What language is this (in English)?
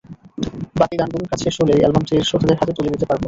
Bangla